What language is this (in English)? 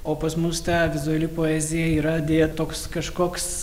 Lithuanian